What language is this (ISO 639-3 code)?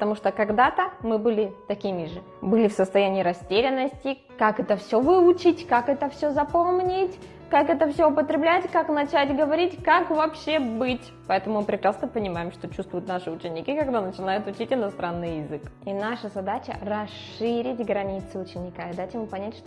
rus